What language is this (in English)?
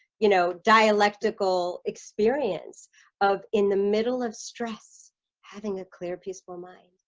English